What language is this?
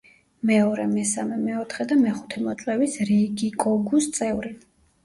Georgian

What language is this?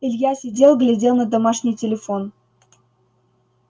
Russian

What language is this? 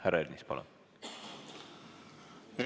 Estonian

